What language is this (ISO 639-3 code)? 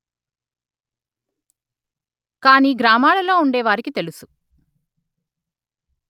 tel